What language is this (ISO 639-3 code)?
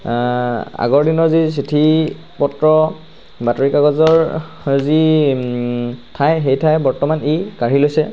asm